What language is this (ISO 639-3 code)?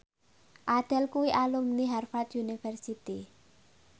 jav